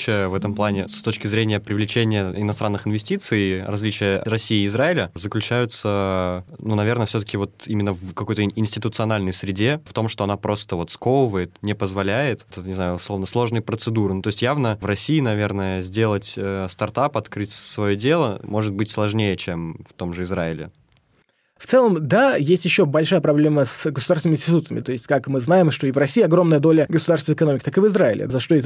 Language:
Russian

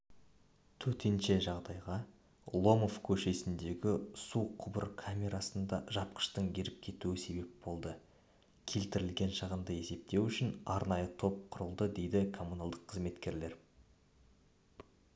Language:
Kazakh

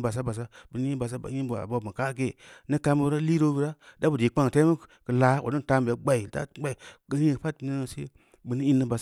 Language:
Samba Leko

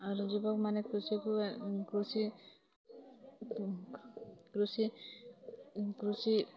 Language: Odia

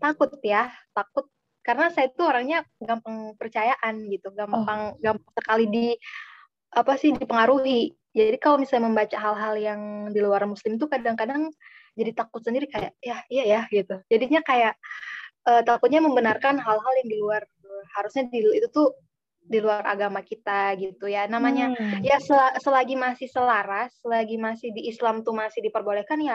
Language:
Indonesian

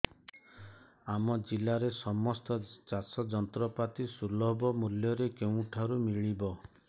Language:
Odia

